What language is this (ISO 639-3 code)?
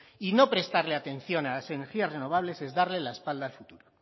spa